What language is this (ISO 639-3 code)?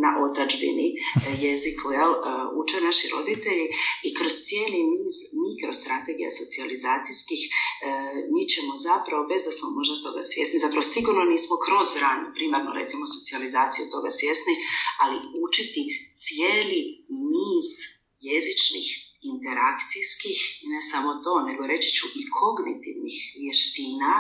hrv